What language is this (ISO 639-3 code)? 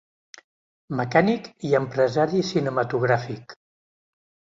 cat